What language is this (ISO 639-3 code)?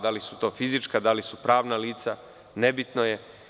srp